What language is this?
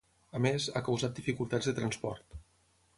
Catalan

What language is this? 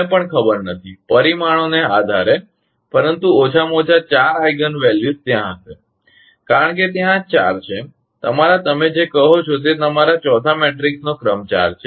Gujarati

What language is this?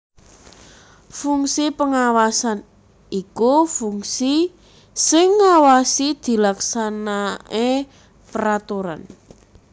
Javanese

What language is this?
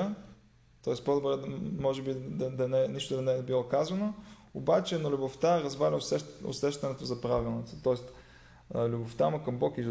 Bulgarian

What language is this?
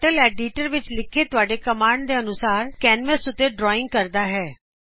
Punjabi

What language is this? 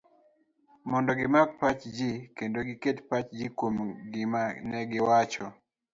Luo (Kenya and Tanzania)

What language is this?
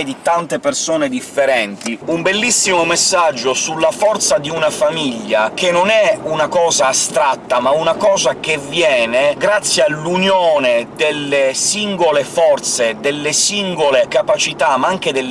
Italian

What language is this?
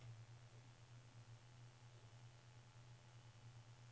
Norwegian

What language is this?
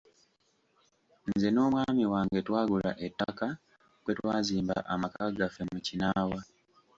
Ganda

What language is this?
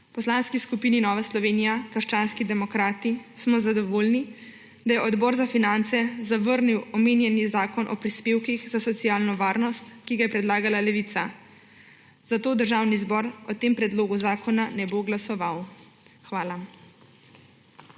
Slovenian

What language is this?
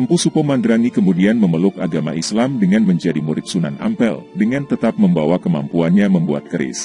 Indonesian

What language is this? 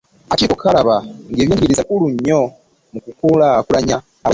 Ganda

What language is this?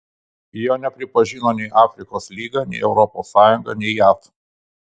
Lithuanian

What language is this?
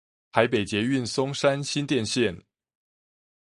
Chinese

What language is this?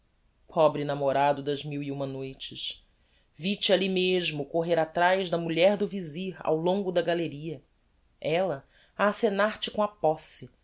Portuguese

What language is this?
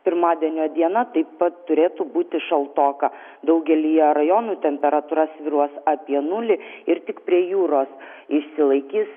Lithuanian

